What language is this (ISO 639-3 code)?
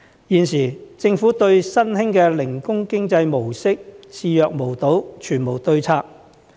yue